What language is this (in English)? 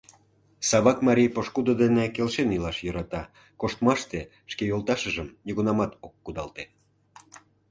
Mari